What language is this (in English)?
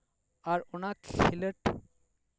Santali